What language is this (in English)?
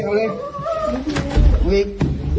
Thai